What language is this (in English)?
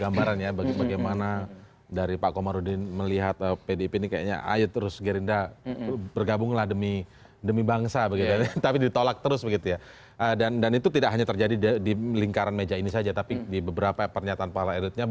Indonesian